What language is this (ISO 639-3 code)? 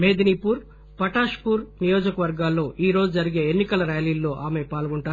tel